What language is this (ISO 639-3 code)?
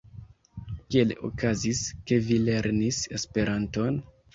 epo